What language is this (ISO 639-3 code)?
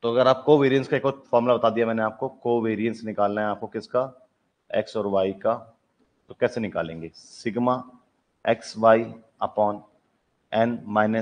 hin